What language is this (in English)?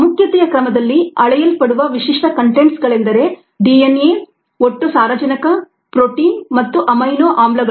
Kannada